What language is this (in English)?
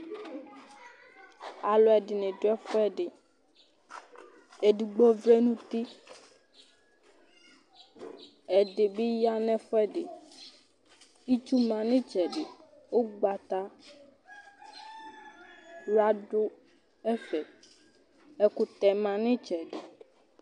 Ikposo